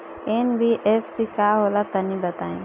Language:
Bhojpuri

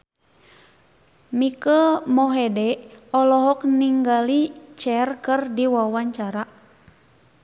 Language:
Sundanese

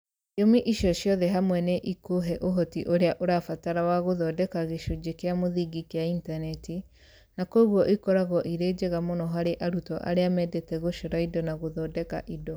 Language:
Kikuyu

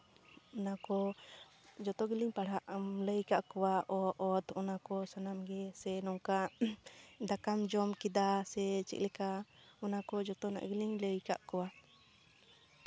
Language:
Santali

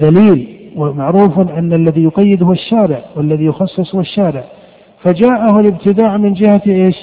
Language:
Arabic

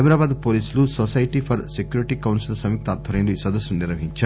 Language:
Telugu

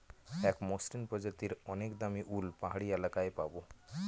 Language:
Bangla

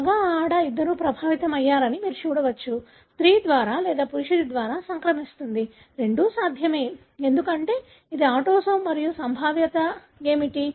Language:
Telugu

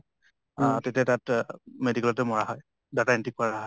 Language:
Assamese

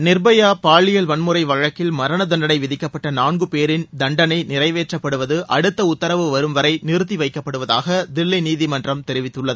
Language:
Tamil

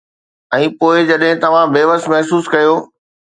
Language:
Sindhi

